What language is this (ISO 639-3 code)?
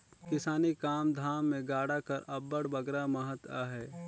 hne